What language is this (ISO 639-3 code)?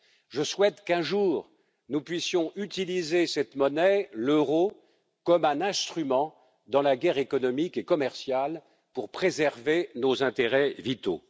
fra